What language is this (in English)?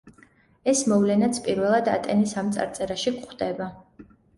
Georgian